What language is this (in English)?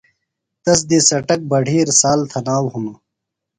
Phalura